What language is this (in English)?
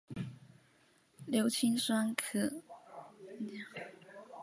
Chinese